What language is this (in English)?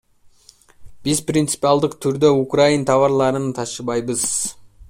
Kyrgyz